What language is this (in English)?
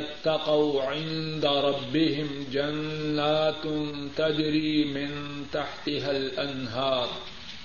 Urdu